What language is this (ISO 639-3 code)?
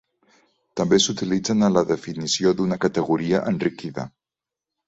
cat